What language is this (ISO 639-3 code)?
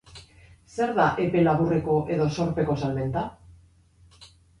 eus